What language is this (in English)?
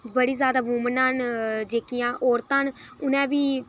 Dogri